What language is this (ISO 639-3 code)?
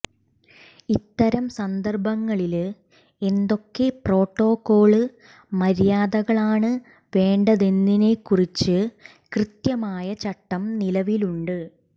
mal